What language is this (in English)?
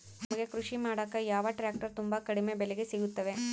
Kannada